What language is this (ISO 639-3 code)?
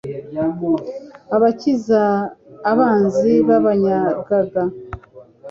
kin